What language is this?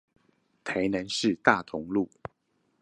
Chinese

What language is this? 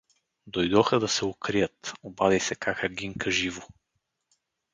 Bulgarian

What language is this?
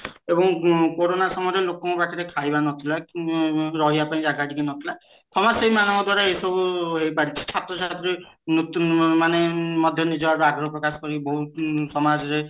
Odia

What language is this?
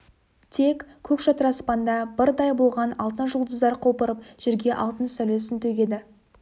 Kazakh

